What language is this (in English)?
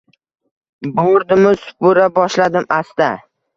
Uzbek